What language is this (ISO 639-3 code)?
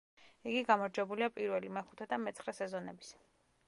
kat